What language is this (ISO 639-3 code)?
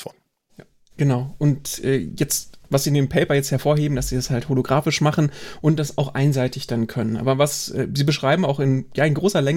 deu